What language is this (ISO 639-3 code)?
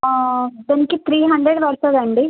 tel